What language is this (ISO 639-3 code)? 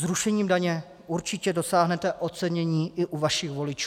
ces